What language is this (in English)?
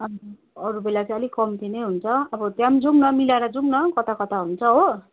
Nepali